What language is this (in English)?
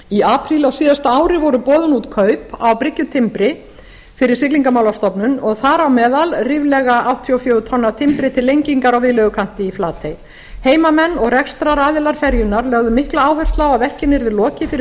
Icelandic